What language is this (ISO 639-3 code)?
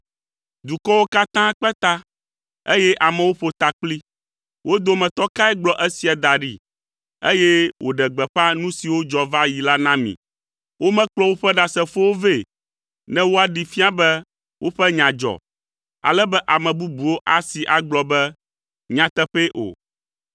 ewe